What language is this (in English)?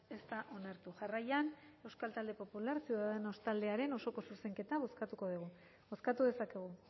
Basque